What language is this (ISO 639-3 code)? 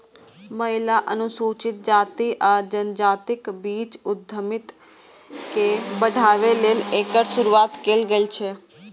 mai